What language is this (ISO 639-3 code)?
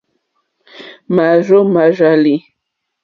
bri